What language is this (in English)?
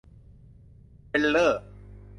Thai